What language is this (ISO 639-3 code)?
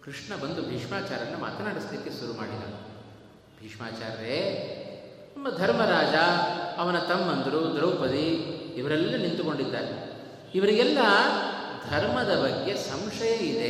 kan